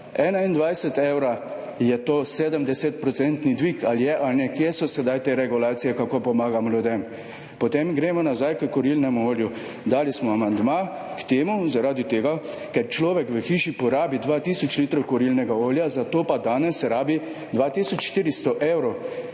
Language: Slovenian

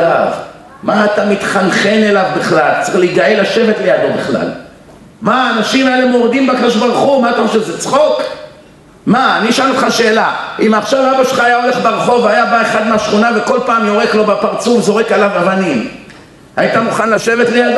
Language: Hebrew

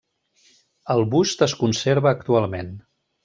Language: Catalan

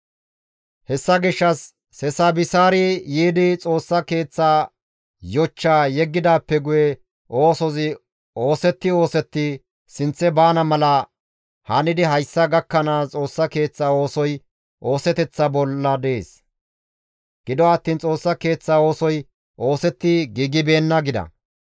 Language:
Gamo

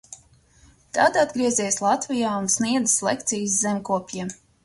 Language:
Latvian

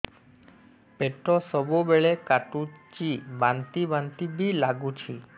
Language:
Odia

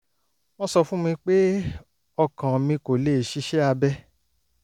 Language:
Yoruba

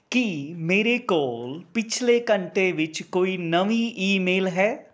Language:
Punjabi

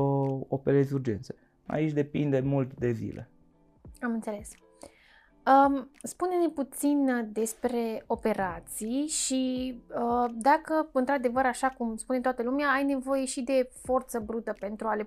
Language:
Romanian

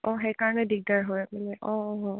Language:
Assamese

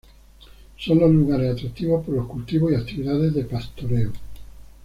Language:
Spanish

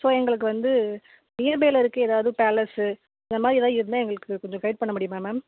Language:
Tamil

